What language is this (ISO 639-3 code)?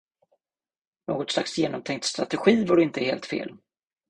swe